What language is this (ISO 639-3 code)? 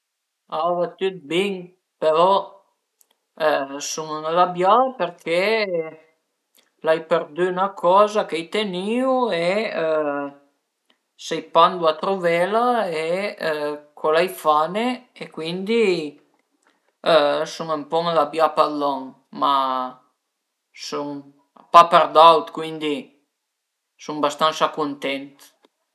pms